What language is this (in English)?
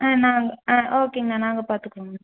Tamil